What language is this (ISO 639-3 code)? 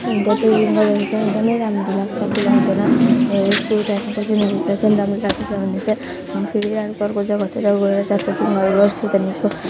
nep